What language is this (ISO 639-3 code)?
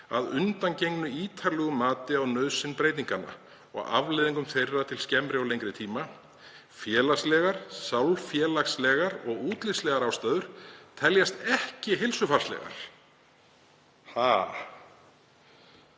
isl